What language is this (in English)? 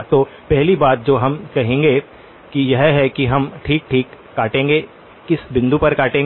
Hindi